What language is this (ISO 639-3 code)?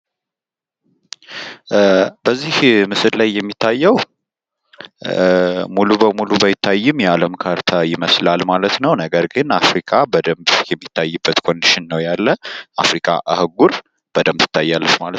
amh